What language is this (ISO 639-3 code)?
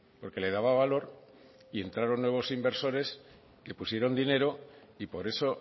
spa